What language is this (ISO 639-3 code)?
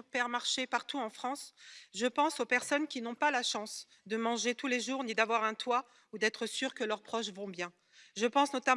fra